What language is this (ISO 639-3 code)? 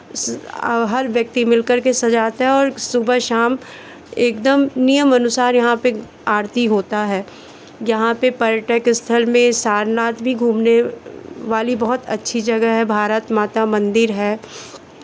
hin